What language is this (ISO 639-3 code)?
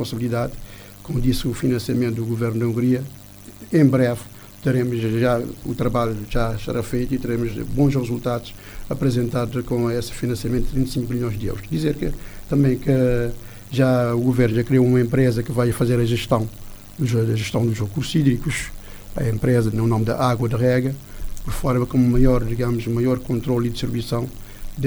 por